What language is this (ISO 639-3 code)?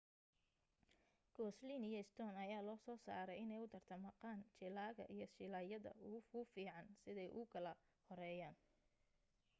som